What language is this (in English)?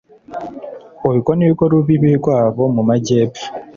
Kinyarwanda